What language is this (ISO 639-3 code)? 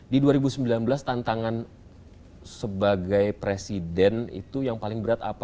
ind